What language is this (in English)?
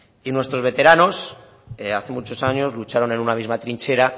Spanish